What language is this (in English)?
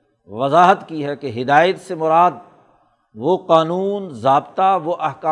Urdu